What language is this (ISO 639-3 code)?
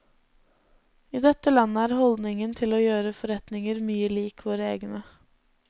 nor